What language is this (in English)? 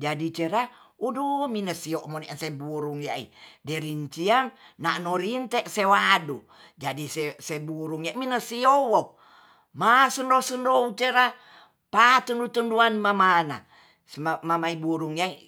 Tonsea